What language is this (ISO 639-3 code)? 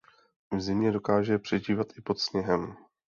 ces